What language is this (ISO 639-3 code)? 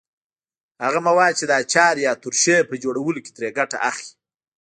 pus